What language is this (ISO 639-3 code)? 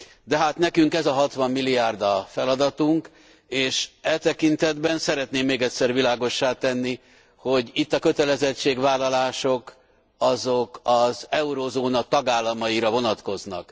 hun